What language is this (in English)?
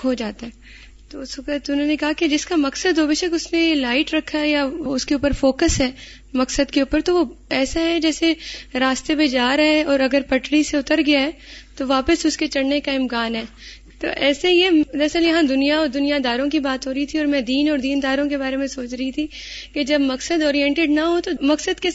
Urdu